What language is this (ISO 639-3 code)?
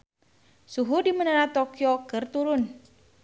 sun